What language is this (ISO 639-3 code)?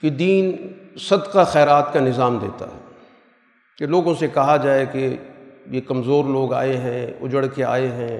urd